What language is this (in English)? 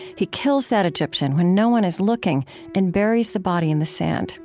English